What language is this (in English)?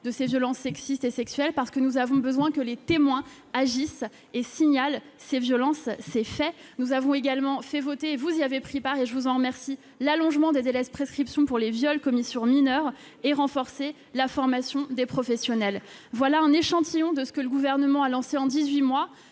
French